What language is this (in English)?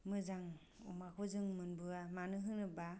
Bodo